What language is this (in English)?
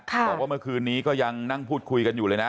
Thai